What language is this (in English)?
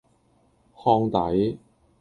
Cantonese